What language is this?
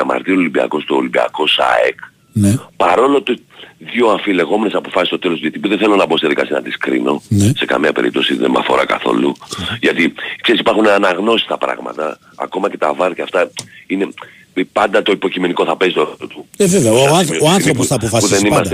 Greek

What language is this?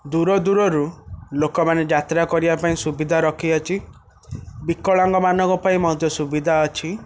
Odia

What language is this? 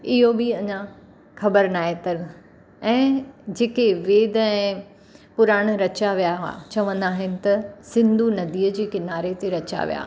Sindhi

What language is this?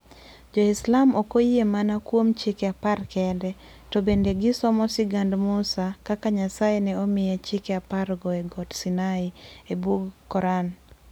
Luo (Kenya and Tanzania)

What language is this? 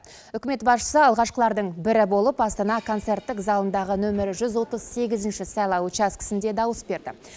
Kazakh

